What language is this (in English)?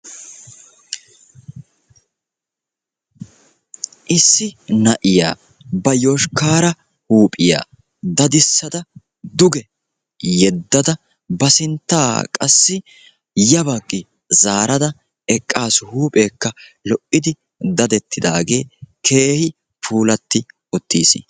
Wolaytta